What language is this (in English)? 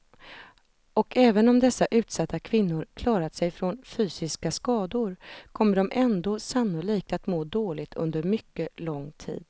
Swedish